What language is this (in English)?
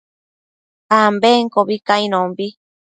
Matsés